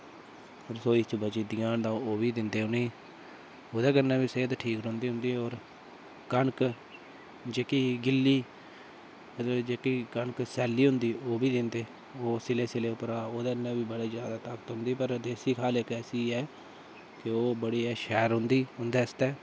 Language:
Dogri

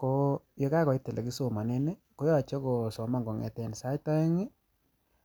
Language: Kalenjin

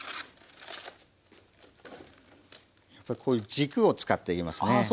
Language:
Japanese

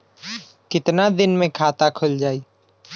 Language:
Bhojpuri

